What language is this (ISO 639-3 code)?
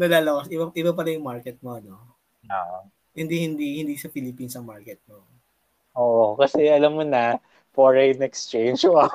fil